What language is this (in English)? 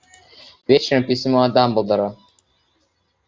Russian